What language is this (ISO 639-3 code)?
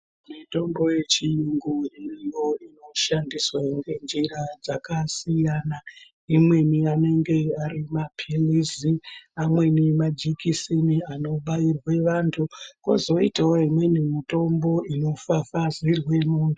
ndc